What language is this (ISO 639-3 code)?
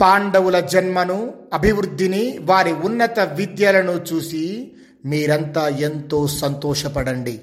tel